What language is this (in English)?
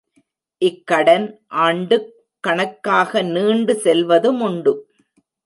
Tamil